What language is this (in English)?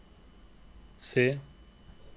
Norwegian